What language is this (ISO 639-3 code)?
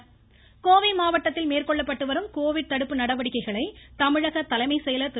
tam